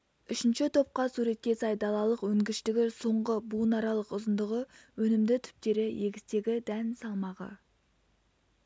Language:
Kazakh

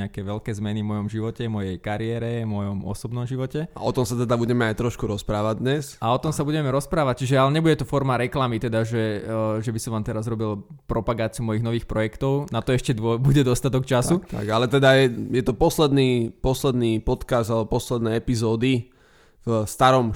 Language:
Slovak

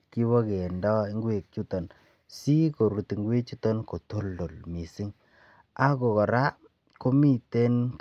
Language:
Kalenjin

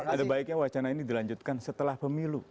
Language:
Indonesian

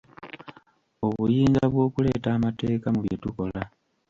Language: Ganda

